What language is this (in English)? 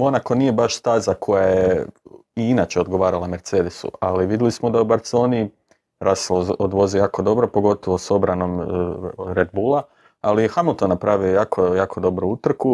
Croatian